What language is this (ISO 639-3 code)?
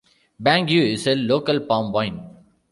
eng